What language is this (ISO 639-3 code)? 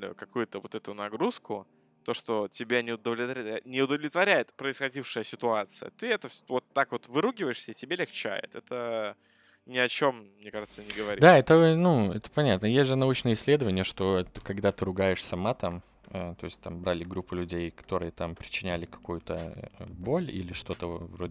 rus